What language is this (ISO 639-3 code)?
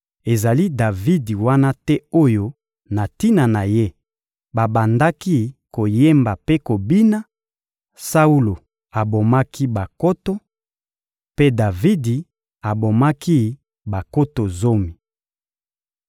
lin